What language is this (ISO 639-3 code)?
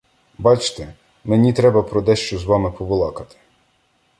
ukr